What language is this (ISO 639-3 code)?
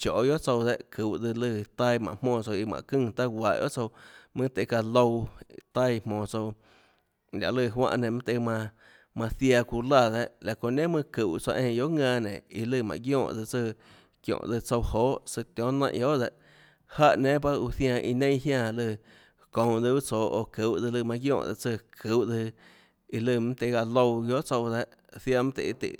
ctl